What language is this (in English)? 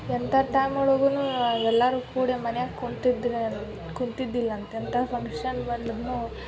Kannada